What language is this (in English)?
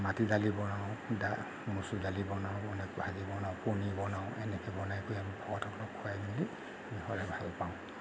Assamese